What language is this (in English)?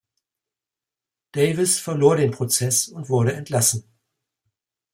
German